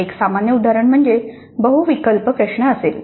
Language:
Marathi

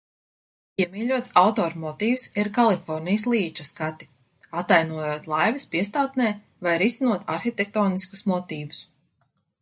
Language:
Latvian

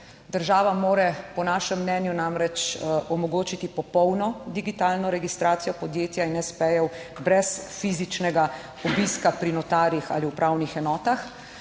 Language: Slovenian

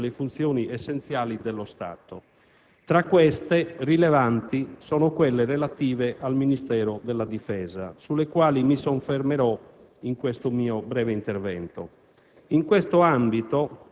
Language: Italian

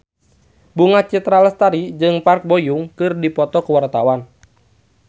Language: Sundanese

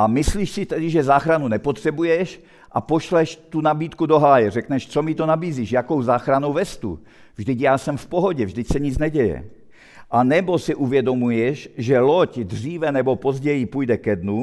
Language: Czech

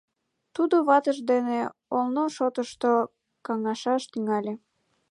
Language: Mari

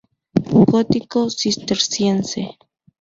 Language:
Spanish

